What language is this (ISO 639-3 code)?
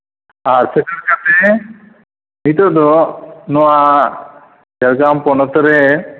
sat